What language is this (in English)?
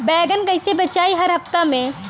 Bhojpuri